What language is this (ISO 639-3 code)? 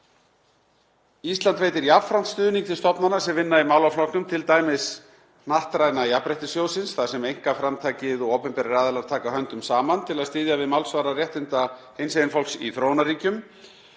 isl